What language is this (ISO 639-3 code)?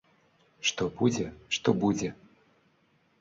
bel